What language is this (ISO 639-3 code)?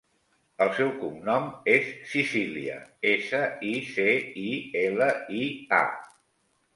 cat